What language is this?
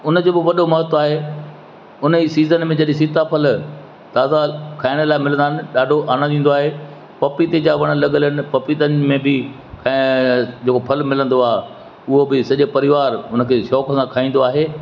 Sindhi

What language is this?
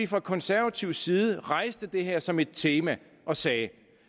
Danish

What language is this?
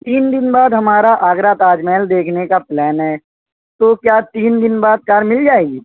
Urdu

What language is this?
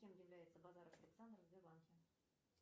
Russian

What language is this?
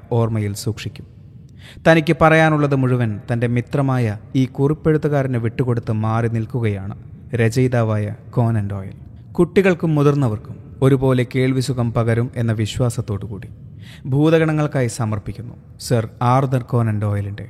Malayalam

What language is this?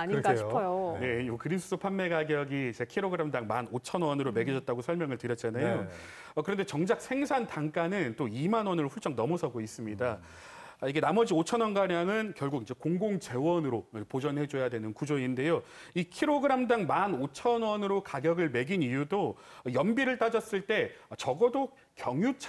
Korean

